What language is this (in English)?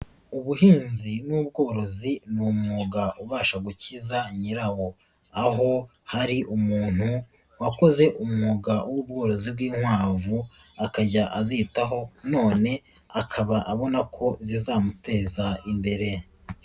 Kinyarwanda